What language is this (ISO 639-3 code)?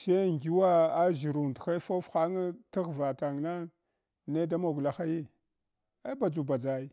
hwo